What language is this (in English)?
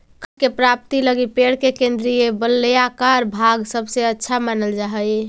Magahi